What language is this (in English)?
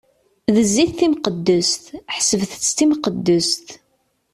Kabyle